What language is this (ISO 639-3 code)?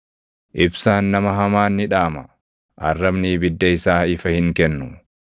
orm